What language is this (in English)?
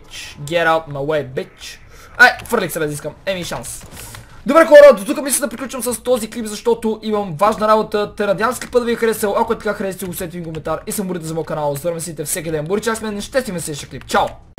Bulgarian